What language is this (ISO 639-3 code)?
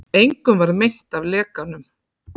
isl